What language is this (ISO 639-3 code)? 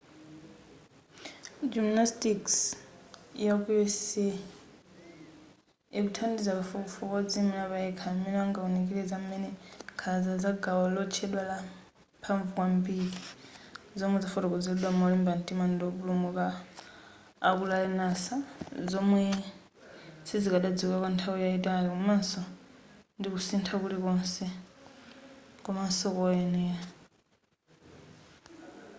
nya